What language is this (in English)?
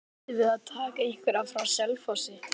Icelandic